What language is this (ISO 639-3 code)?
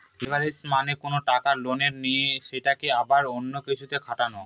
ben